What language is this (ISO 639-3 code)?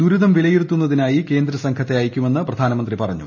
mal